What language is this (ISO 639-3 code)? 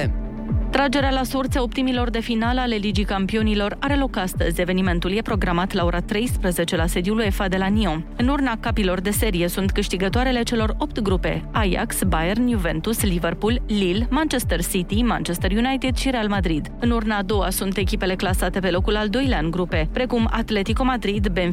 ron